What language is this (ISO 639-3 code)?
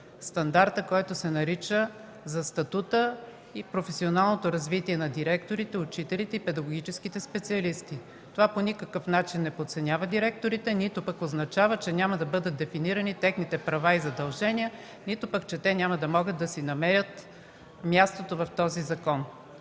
bul